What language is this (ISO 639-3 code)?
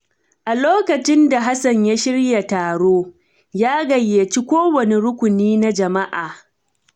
hau